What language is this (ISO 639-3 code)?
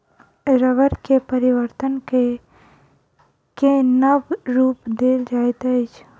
mai